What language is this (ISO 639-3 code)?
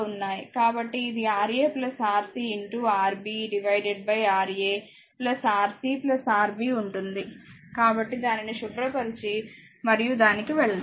tel